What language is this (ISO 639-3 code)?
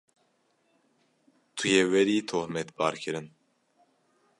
kur